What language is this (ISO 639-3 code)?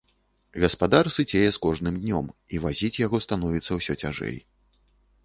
bel